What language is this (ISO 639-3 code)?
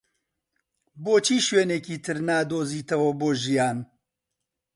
ckb